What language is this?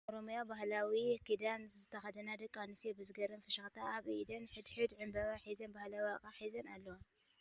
Tigrinya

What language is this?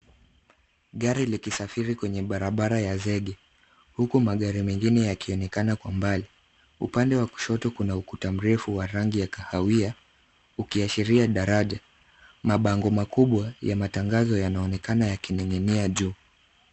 Swahili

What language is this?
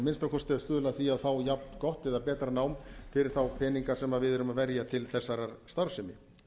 Icelandic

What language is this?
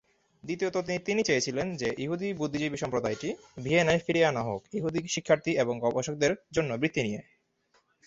Bangla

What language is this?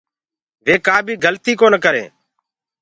Gurgula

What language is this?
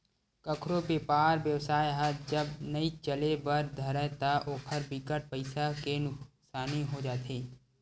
Chhattisgarhi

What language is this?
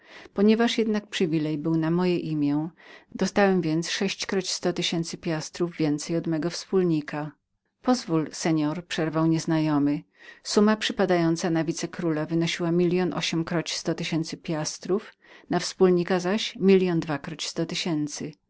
Polish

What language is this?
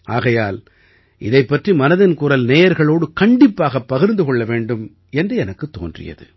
Tamil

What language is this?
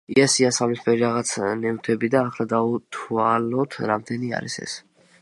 Georgian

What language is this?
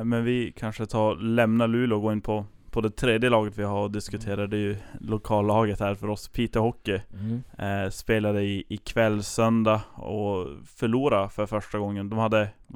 Swedish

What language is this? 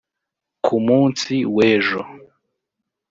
Kinyarwanda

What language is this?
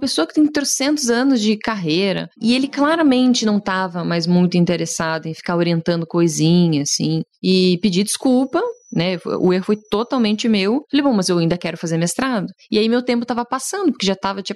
Portuguese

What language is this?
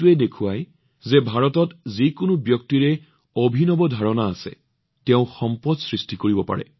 Assamese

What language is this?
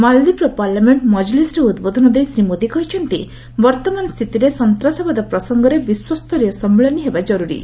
Odia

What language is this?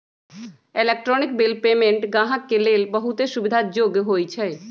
Magahi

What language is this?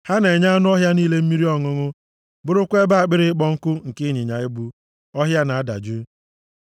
Igbo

